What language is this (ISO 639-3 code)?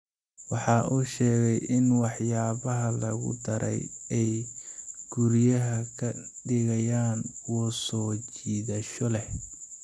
som